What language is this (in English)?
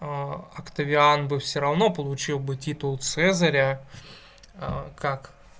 Russian